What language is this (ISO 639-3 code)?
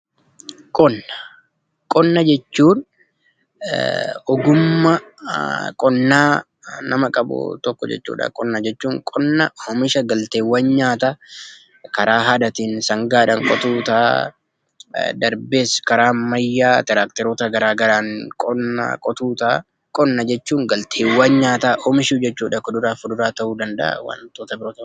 orm